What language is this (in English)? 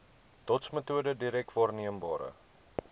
Afrikaans